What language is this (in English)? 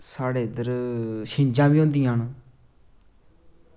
Dogri